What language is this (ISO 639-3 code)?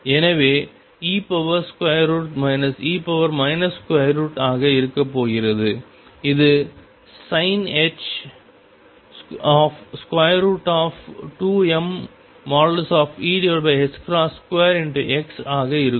tam